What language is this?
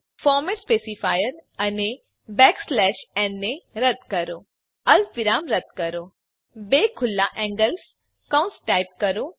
Gujarati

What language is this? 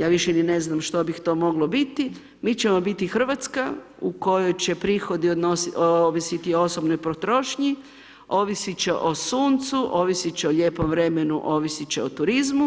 Croatian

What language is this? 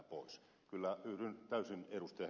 Finnish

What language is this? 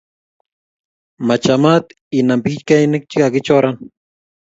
Kalenjin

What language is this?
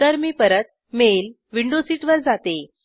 Marathi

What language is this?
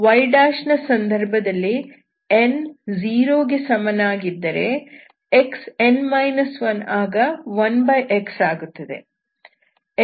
Kannada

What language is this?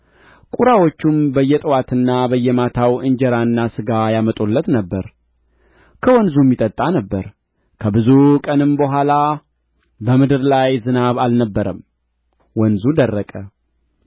Amharic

